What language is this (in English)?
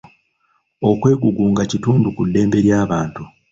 Ganda